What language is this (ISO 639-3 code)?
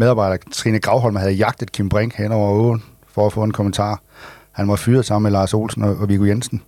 dan